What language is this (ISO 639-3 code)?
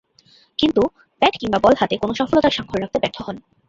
ben